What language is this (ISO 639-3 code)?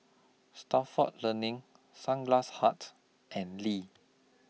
eng